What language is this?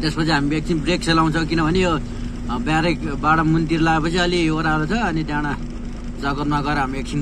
Thai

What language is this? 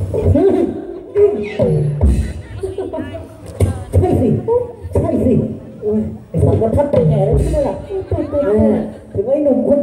Thai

